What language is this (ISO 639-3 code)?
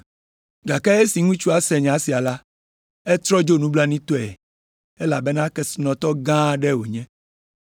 ewe